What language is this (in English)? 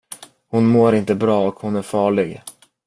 Swedish